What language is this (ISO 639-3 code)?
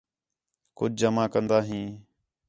xhe